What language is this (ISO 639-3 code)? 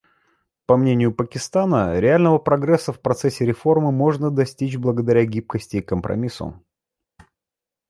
rus